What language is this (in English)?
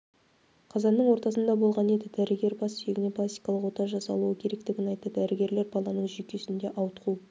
Kazakh